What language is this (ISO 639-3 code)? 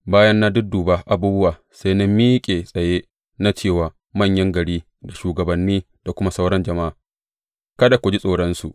hau